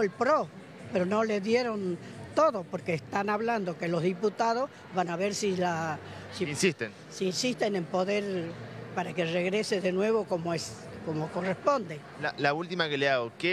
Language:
Spanish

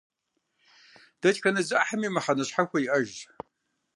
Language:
Kabardian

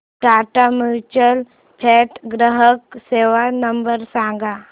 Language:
Marathi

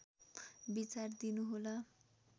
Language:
Nepali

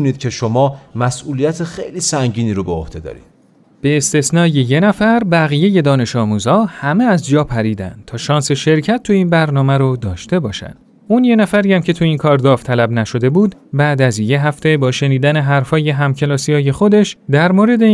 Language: Persian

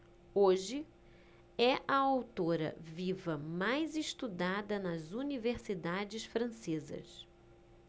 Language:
Portuguese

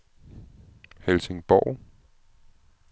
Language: Danish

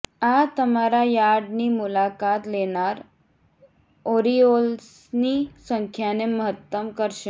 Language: Gujarati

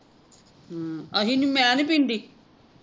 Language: Punjabi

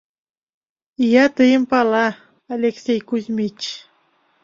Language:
Mari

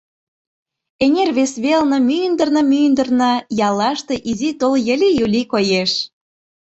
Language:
Mari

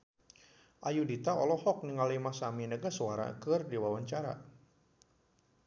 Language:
Sundanese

